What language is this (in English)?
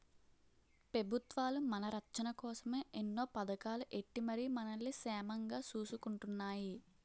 Telugu